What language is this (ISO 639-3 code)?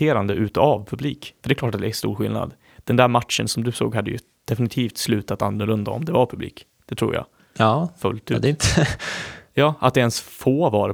swe